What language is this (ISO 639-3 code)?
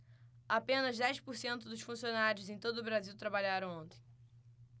por